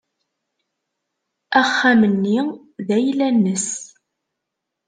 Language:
Kabyle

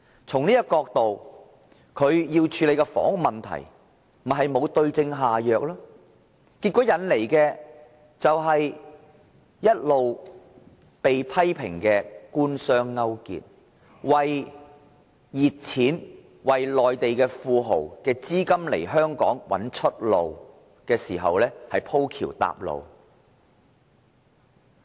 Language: Cantonese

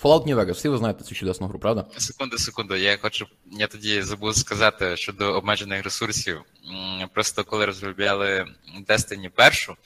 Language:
Ukrainian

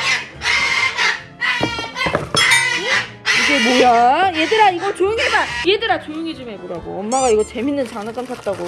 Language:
Korean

